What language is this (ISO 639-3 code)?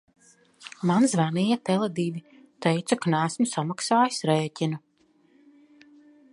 lav